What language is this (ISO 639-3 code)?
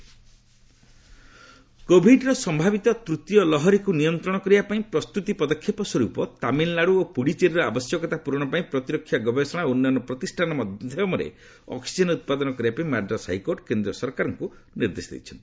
ori